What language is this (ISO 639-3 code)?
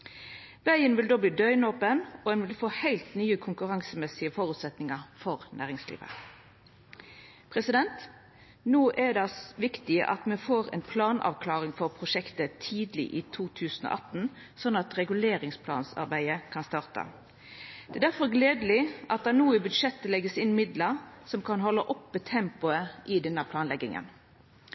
nno